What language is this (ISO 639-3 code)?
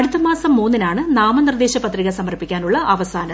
mal